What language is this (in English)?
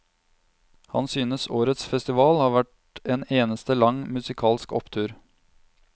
Norwegian